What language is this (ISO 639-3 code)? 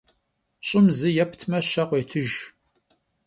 kbd